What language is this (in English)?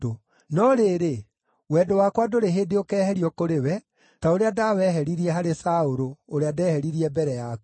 Kikuyu